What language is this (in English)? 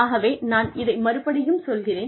Tamil